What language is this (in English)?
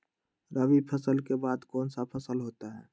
Magahi